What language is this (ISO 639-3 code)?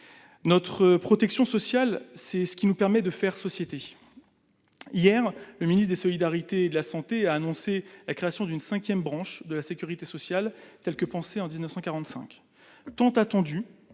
fra